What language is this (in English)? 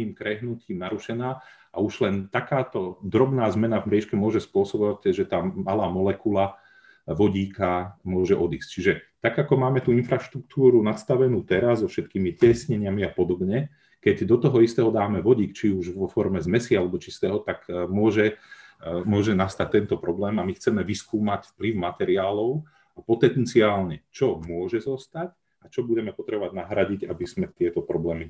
Slovak